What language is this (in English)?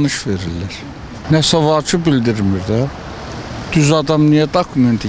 Turkish